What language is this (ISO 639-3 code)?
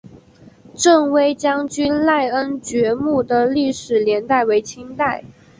zho